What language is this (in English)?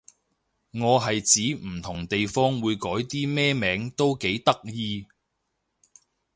Cantonese